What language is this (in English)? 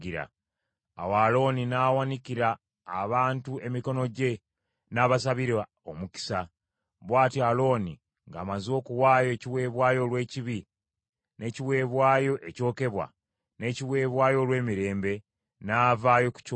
Ganda